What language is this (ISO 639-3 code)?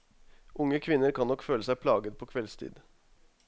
nor